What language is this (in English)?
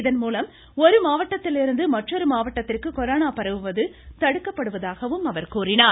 Tamil